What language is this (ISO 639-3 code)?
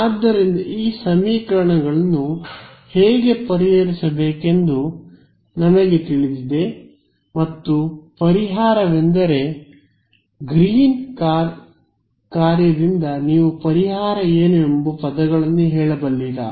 kan